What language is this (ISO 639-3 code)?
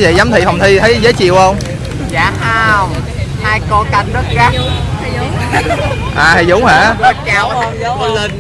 vie